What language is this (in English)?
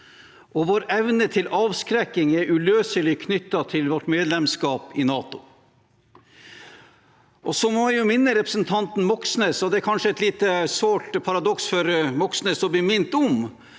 Norwegian